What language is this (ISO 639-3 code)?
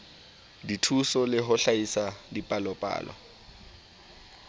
sot